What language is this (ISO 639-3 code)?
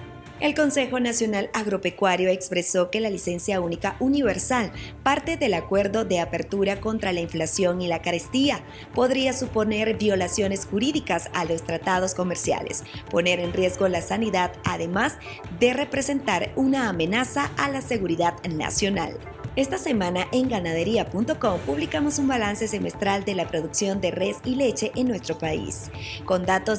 spa